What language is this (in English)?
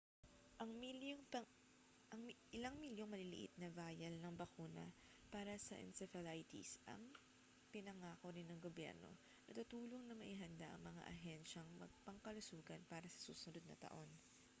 Filipino